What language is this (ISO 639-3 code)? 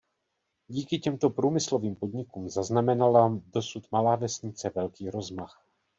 ces